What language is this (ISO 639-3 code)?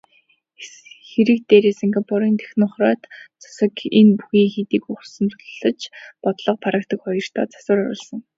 mon